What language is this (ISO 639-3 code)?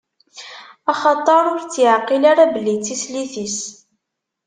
kab